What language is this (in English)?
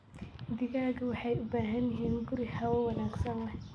Somali